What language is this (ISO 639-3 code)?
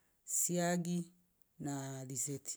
rof